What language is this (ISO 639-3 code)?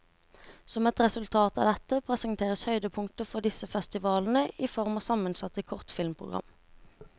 nor